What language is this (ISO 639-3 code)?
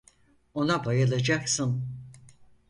tur